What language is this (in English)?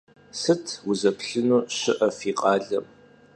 Kabardian